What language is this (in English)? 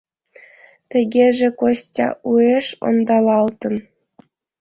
Mari